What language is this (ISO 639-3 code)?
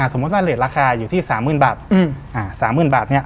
tha